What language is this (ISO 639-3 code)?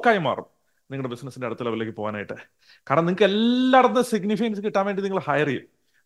mal